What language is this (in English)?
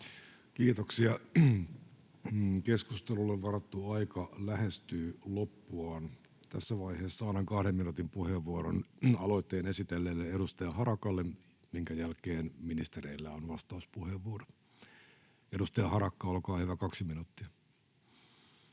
Finnish